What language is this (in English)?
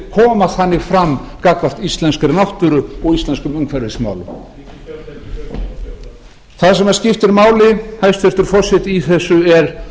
Icelandic